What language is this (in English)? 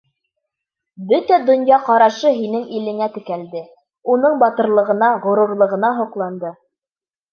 Bashkir